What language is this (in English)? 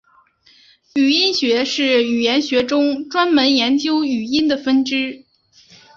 Chinese